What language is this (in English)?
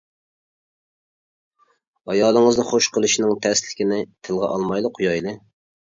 Uyghur